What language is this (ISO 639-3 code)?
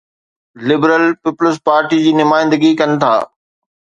snd